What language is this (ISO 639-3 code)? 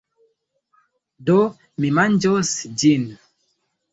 epo